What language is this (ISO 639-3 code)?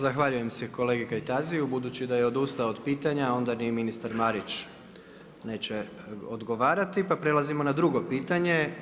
hrv